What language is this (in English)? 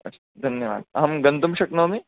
Sanskrit